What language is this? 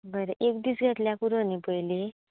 Konkani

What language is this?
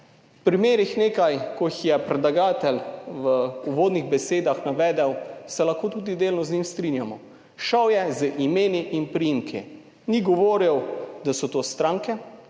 Slovenian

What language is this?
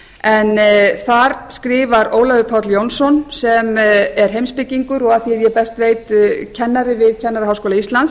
Icelandic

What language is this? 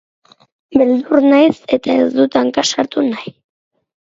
Basque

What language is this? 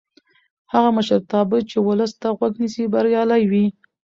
Pashto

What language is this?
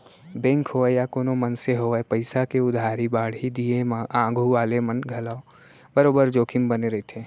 Chhattisgarhi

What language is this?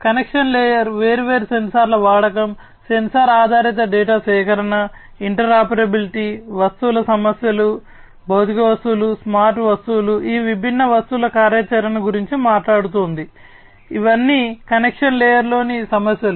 Telugu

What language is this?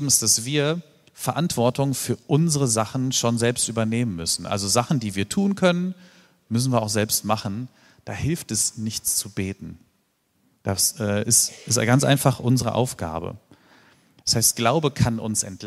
German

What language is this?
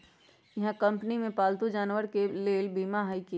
Magahi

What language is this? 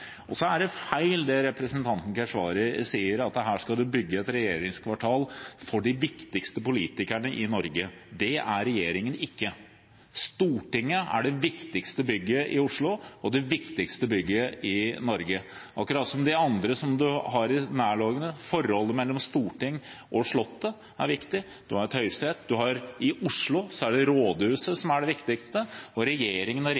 Norwegian Bokmål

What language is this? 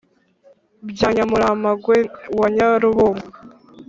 Kinyarwanda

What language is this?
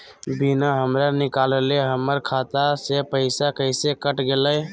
Magahi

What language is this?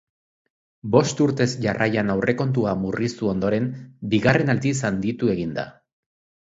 Basque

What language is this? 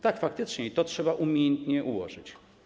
Polish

